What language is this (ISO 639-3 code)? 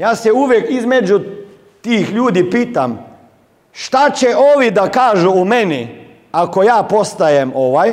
hrv